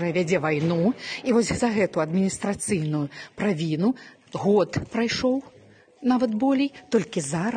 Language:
Russian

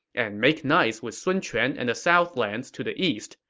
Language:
English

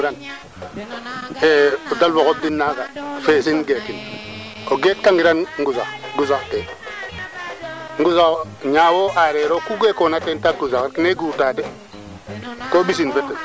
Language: Serer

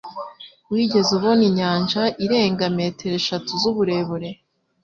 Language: Kinyarwanda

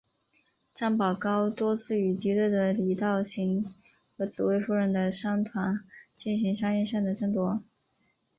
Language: Chinese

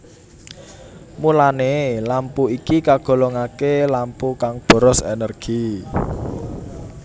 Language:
Javanese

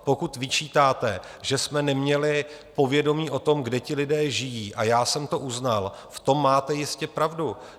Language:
Czech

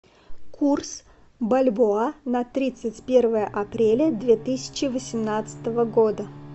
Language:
Russian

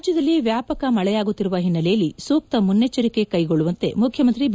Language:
Kannada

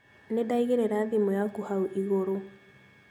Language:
Kikuyu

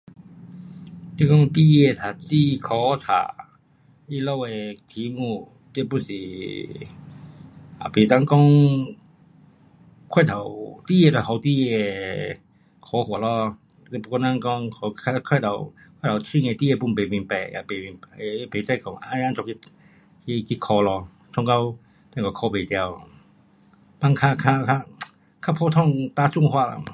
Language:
Pu-Xian Chinese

